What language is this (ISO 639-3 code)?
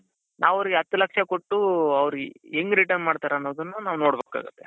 kan